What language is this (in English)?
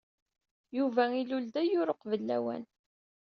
Kabyle